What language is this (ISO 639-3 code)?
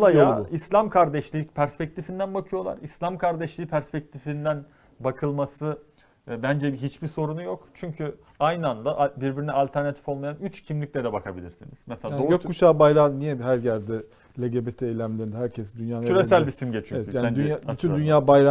tur